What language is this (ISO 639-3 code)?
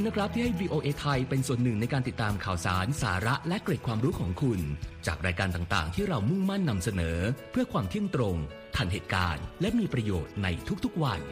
tha